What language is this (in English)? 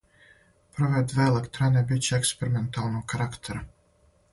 Serbian